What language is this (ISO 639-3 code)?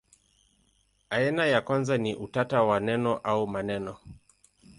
swa